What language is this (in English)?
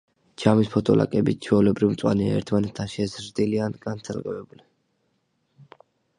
Georgian